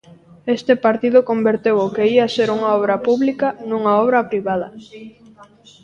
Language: Galician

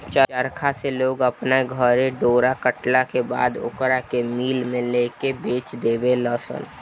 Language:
Bhojpuri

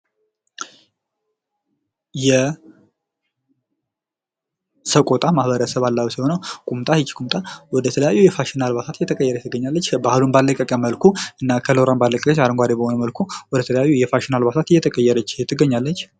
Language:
Amharic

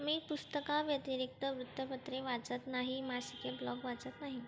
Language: Marathi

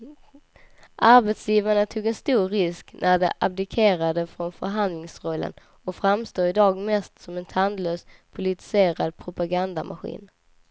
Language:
Swedish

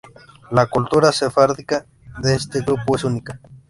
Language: Spanish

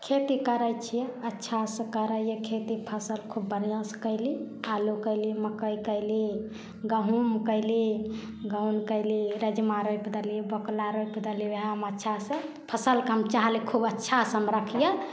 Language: Maithili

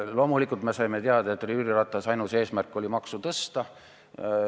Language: Estonian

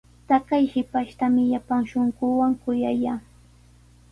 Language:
Sihuas Ancash Quechua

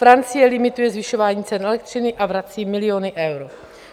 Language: Czech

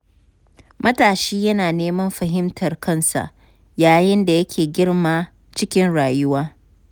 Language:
Hausa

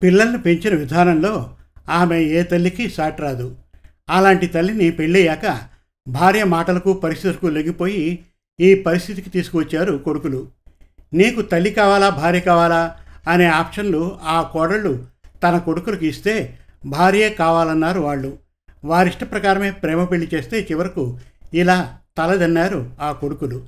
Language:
Telugu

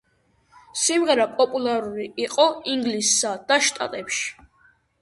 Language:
Georgian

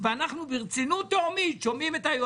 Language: Hebrew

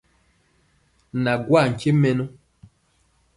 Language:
Mpiemo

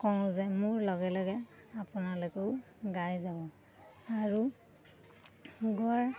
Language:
Assamese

